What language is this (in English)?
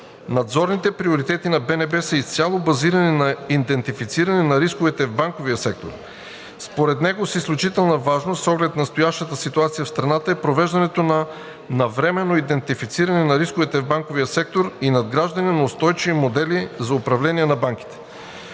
Bulgarian